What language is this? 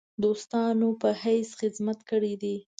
Pashto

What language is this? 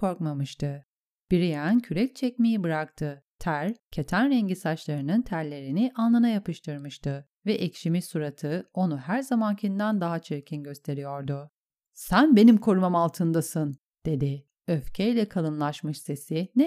Turkish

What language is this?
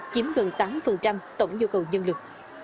Vietnamese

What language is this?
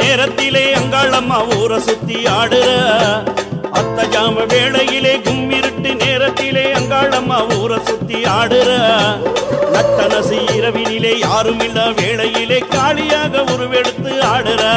Arabic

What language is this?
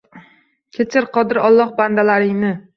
Uzbek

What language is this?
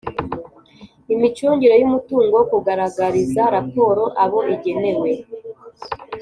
Kinyarwanda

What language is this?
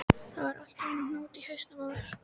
Icelandic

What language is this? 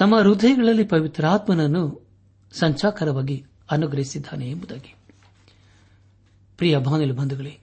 Kannada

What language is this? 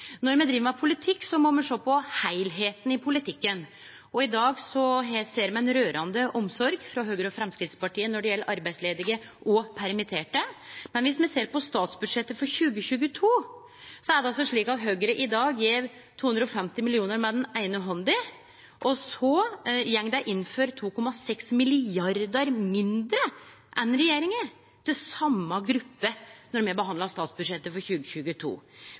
Norwegian Nynorsk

